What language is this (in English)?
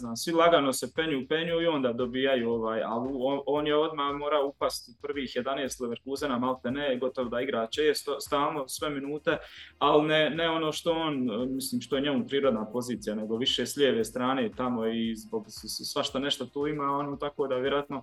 Croatian